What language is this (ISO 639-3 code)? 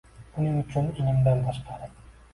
uzb